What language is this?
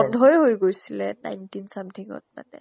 Assamese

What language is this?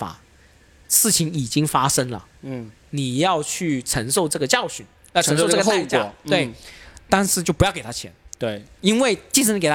Chinese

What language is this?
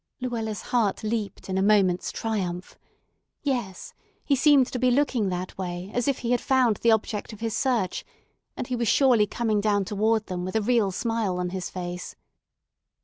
English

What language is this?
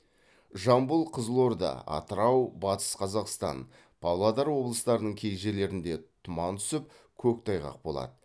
Kazakh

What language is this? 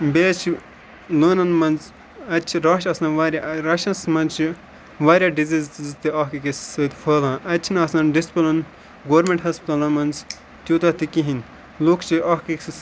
Kashmiri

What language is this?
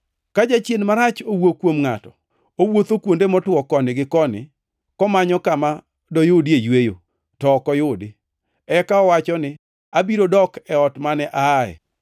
Luo (Kenya and Tanzania)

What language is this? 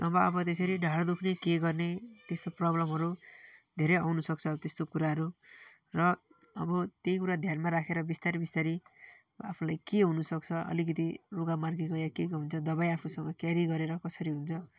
Nepali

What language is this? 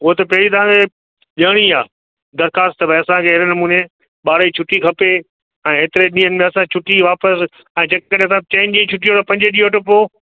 Sindhi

